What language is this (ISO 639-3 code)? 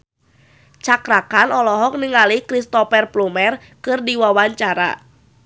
sun